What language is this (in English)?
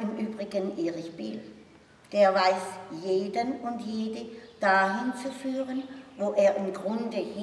German